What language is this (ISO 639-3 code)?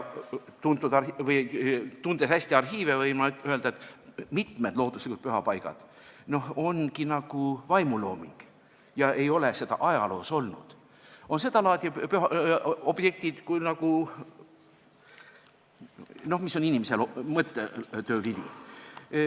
est